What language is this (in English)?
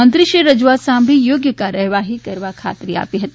Gujarati